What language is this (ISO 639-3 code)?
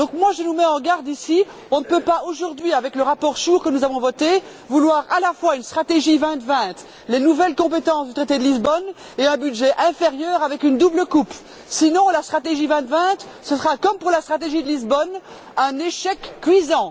fra